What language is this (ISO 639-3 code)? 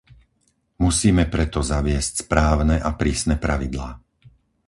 slk